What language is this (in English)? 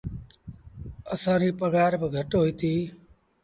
Sindhi Bhil